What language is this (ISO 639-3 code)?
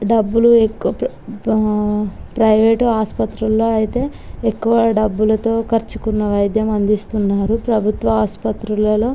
tel